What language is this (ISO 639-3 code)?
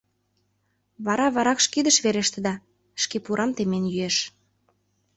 chm